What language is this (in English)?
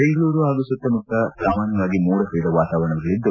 Kannada